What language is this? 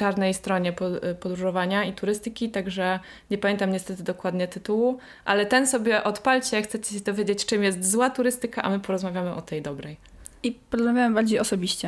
Polish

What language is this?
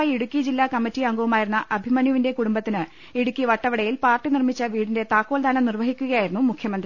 Malayalam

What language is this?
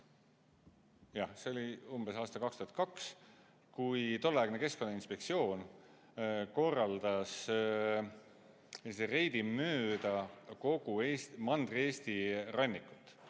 Estonian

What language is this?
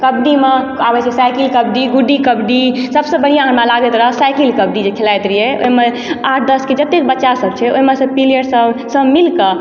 Maithili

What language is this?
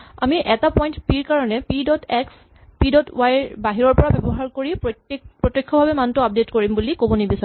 Assamese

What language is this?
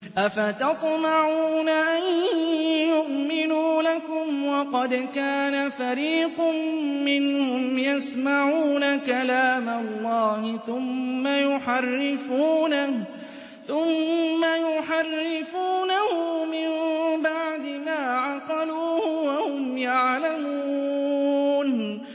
Arabic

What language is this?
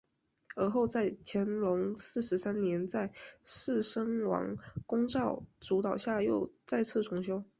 Chinese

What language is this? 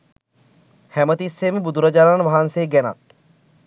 Sinhala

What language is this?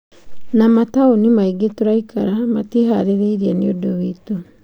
Kikuyu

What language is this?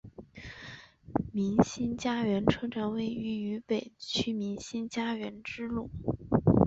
Chinese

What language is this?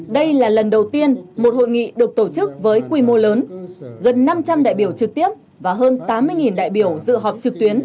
Vietnamese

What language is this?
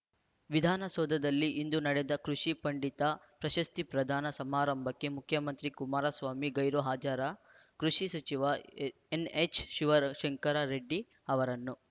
Kannada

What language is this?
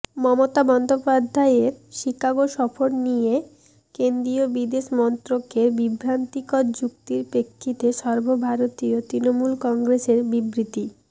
Bangla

